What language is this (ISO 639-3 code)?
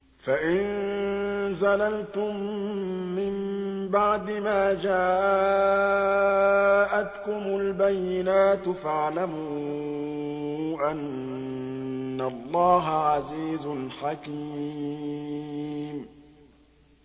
ara